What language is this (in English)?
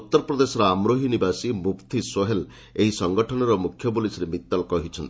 Odia